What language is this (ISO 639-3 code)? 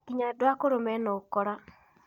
kik